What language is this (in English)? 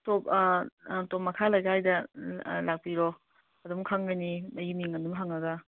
Manipuri